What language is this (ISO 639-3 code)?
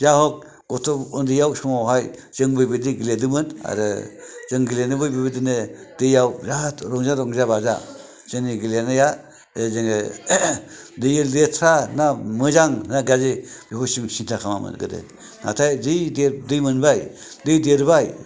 brx